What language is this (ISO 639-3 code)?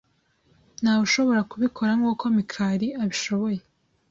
kin